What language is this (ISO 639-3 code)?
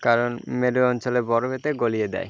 ben